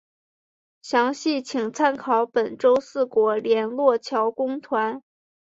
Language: Chinese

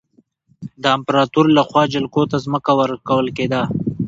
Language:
Pashto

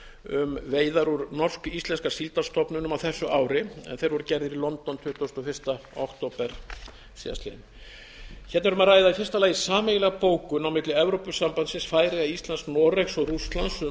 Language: Icelandic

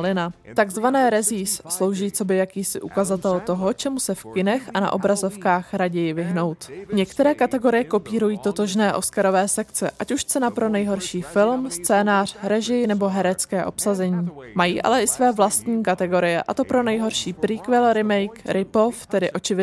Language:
Czech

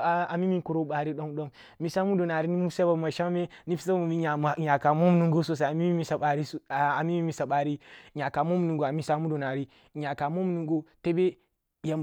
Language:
Kulung (Nigeria)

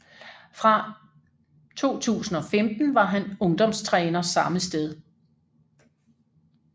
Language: Danish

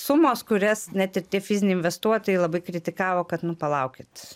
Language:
Lithuanian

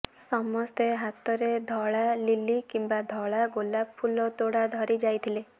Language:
Odia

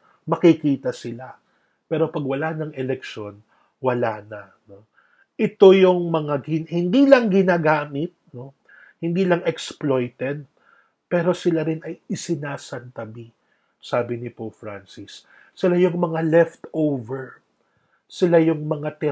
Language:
Filipino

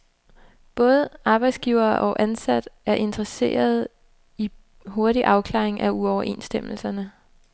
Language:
Danish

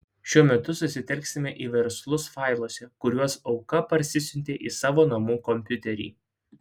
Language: Lithuanian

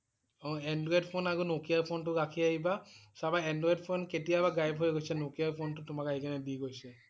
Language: Assamese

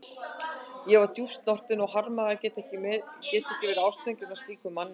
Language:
Icelandic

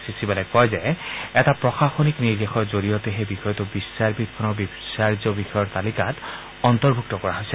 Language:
Assamese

